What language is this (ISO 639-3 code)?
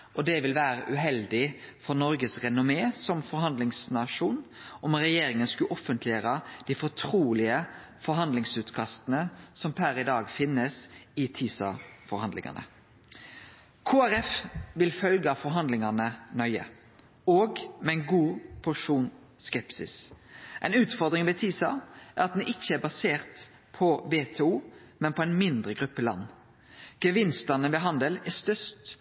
nno